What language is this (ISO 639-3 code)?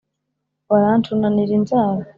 kin